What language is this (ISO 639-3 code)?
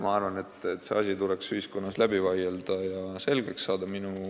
est